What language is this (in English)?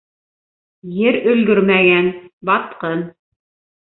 Bashkir